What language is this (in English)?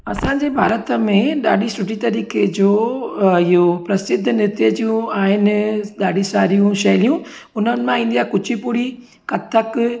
Sindhi